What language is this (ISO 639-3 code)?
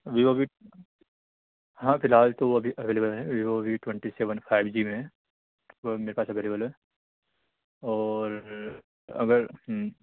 urd